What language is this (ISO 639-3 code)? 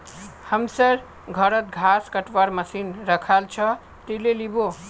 mag